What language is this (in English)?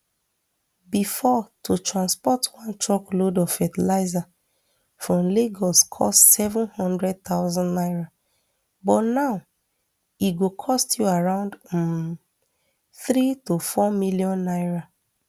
Nigerian Pidgin